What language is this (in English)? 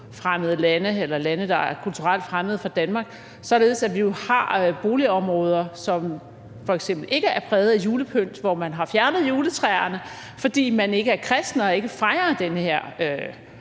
Danish